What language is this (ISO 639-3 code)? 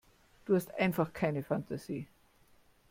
deu